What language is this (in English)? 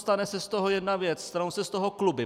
Czech